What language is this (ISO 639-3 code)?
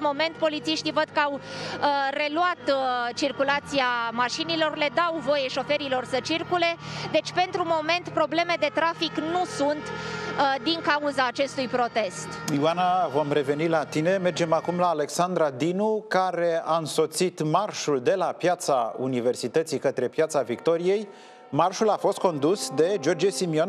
ron